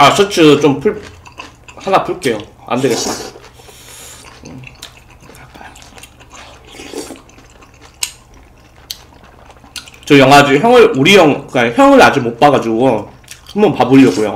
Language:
Korean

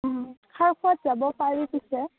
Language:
Assamese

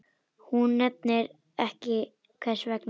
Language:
Icelandic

